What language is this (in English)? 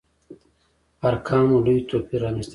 Pashto